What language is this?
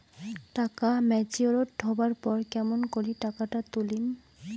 Bangla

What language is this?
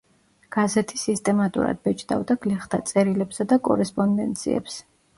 Georgian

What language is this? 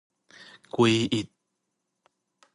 Min Nan Chinese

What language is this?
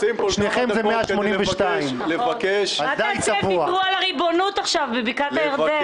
Hebrew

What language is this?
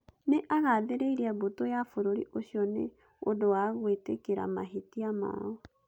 Kikuyu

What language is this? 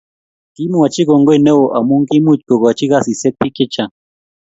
Kalenjin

